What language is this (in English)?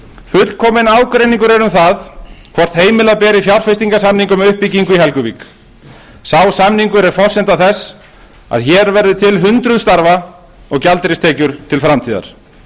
Icelandic